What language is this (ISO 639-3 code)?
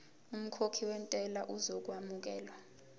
zul